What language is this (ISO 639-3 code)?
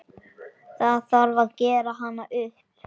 isl